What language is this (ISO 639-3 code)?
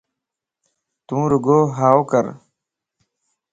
lss